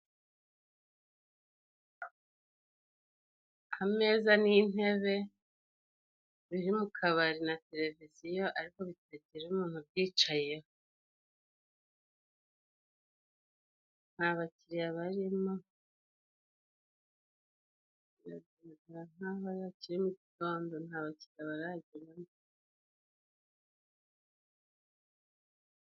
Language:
Kinyarwanda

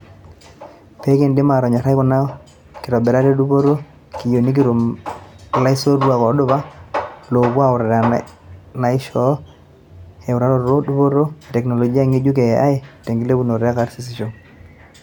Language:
Masai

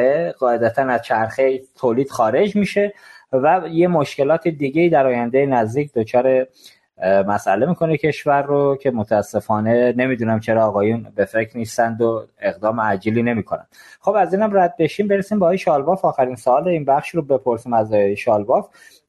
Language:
Persian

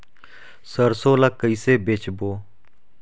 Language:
Chhattisgarhi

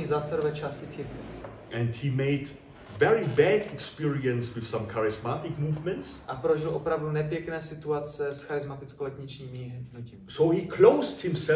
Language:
Czech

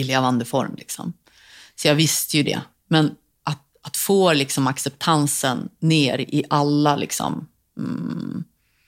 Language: Swedish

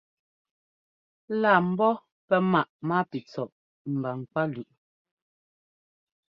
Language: Ngomba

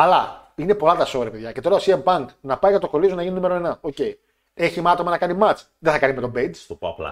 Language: Greek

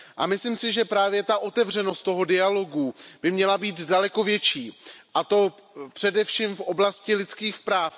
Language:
Czech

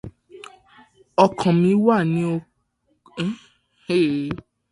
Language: Yoruba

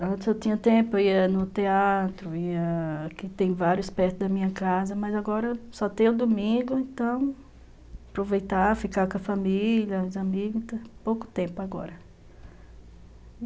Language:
Portuguese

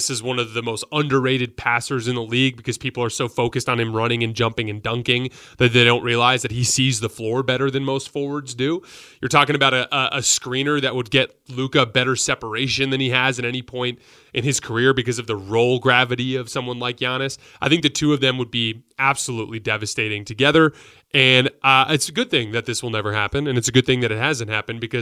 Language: English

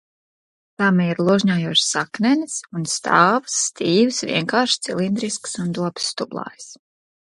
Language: Latvian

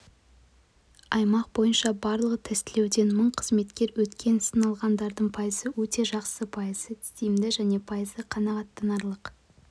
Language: Kazakh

